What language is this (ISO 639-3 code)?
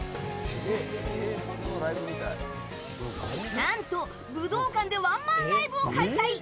jpn